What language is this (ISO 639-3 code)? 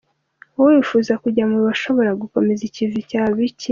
kin